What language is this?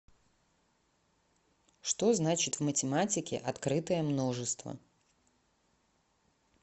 Russian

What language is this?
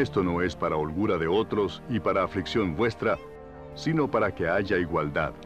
Spanish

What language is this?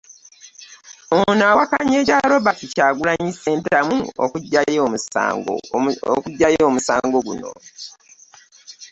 Ganda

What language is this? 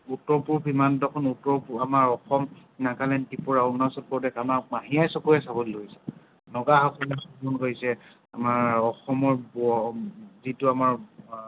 Assamese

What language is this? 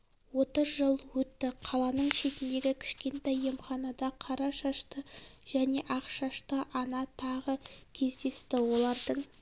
Kazakh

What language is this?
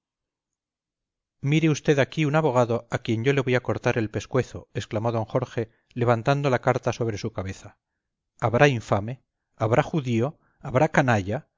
Spanish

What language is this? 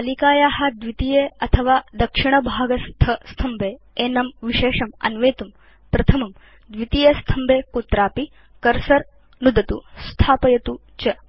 Sanskrit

